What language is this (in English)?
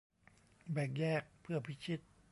Thai